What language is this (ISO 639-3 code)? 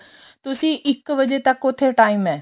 pan